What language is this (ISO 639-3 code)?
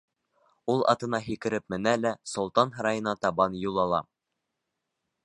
bak